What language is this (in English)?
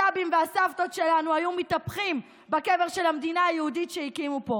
Hebrew